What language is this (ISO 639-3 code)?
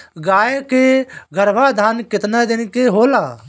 bho